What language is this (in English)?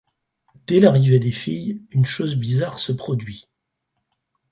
French